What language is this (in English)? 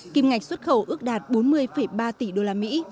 Vietnamese